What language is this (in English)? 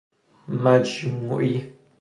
Persian